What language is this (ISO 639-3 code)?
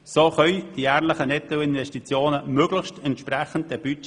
gsw